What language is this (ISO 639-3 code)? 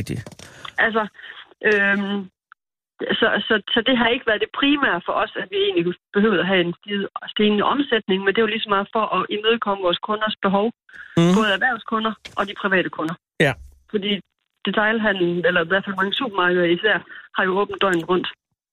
dan